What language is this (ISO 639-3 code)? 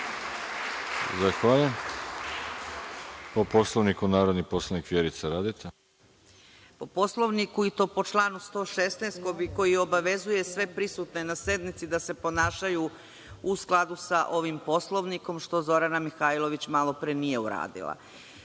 srp